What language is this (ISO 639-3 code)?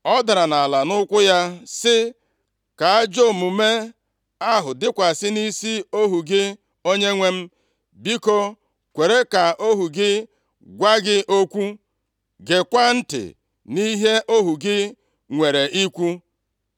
ibo